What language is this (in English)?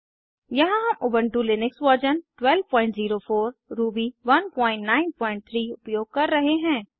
Hindi